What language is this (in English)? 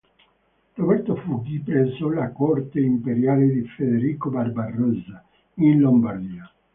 Italian